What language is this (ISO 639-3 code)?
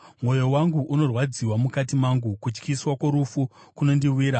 sna